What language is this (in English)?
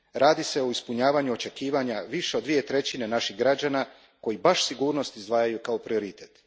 Croatian